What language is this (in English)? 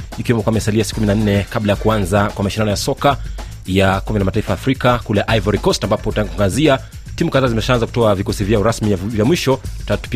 Swahili